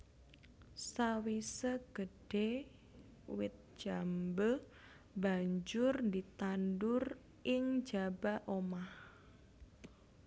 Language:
Javanese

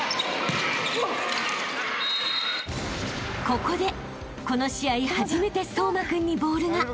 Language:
Japanese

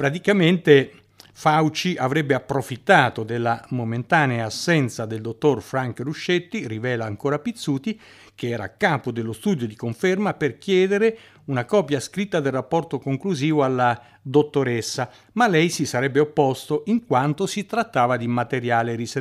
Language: Italian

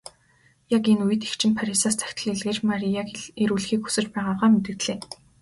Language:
Mongolian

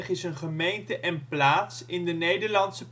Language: Dutch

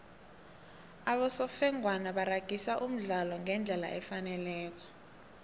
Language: South Ndebele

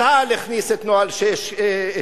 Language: Hebrew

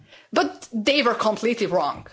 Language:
English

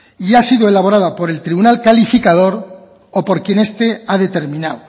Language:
Spanish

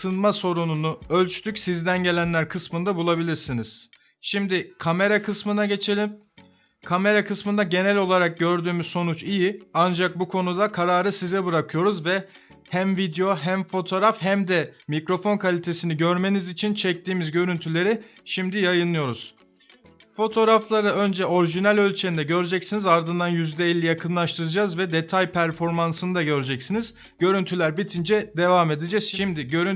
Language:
Turkish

